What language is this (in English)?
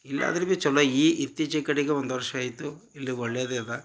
Kannada